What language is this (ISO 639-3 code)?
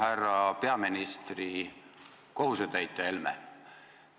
est